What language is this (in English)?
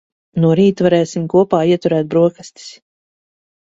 Latvian